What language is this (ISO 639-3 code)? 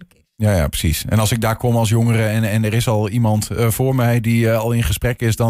nld